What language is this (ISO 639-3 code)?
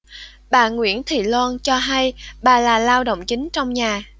vie